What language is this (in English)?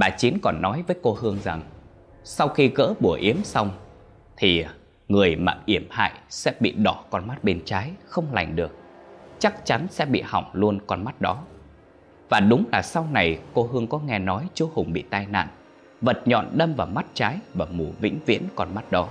Vietnamese